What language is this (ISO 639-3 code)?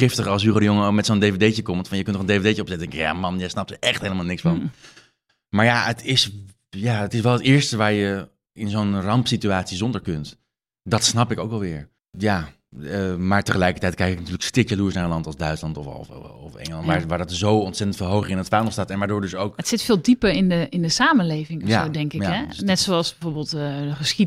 nld